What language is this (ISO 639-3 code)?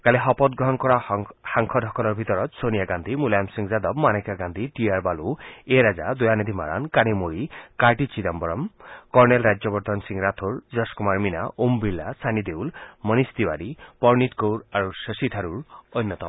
asm